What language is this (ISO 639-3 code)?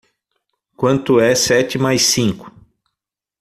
por